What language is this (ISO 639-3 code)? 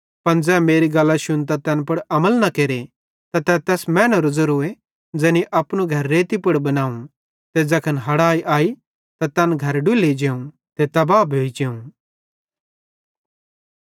bhd